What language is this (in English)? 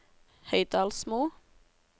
Norwegian